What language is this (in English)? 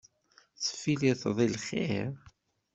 Kabyle